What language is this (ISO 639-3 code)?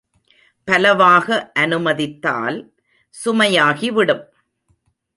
tam